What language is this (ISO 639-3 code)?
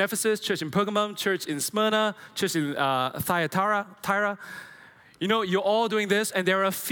eng